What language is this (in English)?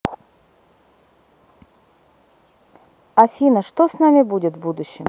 Russian